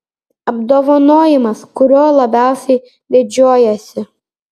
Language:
Lithuanian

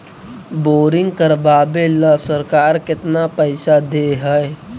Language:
Magahi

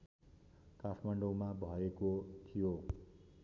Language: Nepali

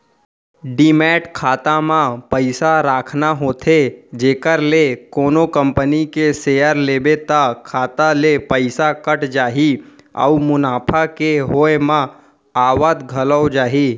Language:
Chhattisgarhi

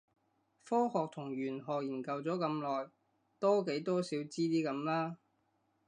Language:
Cantonese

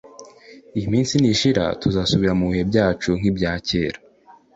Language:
Kinyarwanda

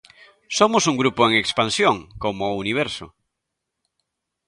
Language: Galician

